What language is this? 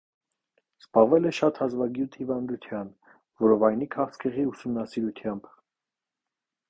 Armenian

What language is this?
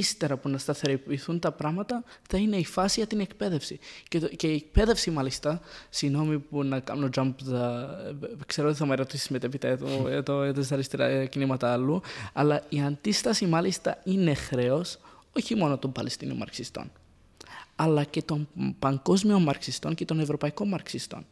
Greek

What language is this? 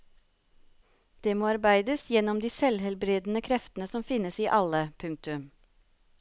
Norwegian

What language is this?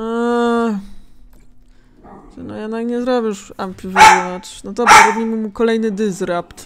Polish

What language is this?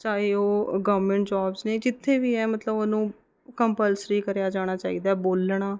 Punjabi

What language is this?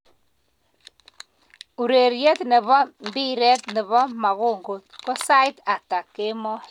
Kalenjin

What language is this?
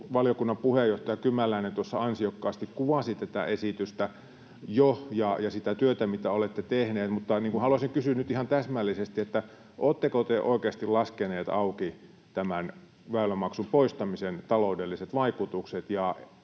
Finnish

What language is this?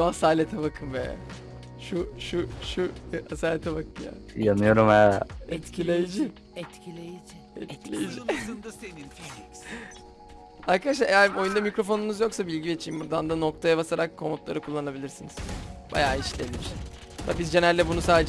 Turkish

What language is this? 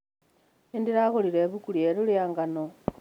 Kikuyu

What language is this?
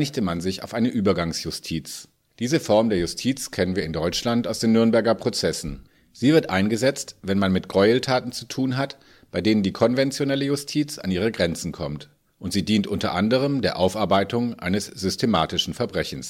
German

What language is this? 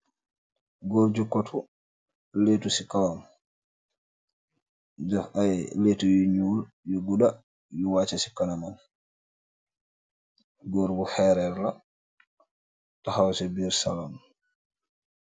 Wolof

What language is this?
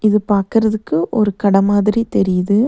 Tamil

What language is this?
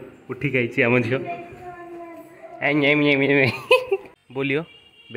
Hindi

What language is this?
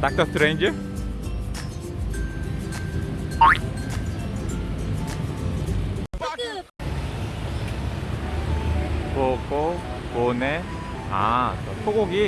Korean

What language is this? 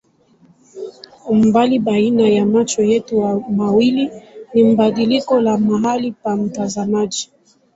Swahili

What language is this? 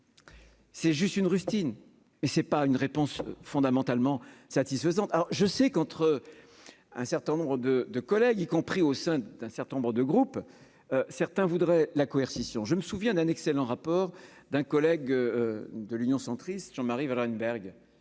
French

